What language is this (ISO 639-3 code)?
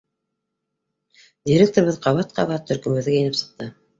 bak